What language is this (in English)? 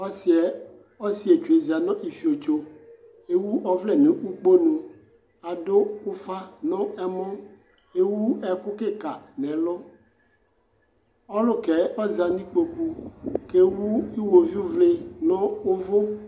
Ikposo